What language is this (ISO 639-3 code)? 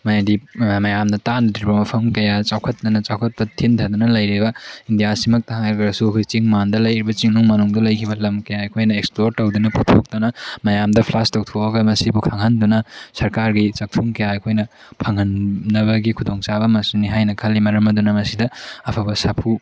mni